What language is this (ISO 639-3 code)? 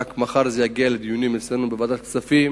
heb